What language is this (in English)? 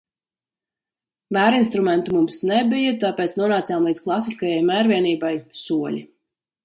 Latvian